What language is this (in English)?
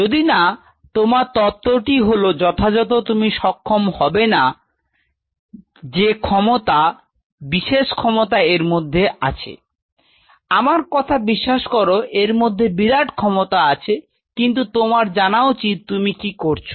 Bangla